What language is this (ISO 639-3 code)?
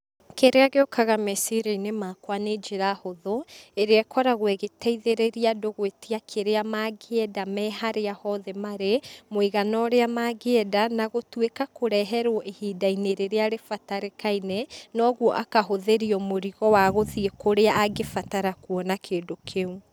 kik